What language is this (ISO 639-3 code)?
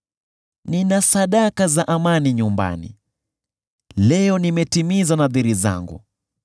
swa